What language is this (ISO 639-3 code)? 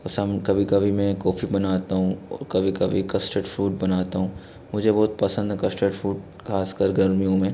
hin